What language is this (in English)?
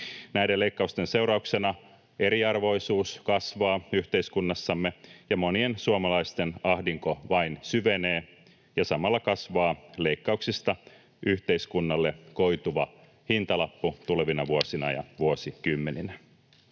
Finnish